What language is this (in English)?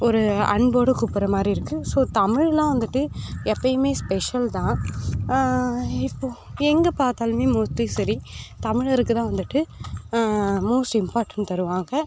Tamil